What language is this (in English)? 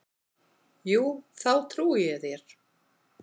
Icelandic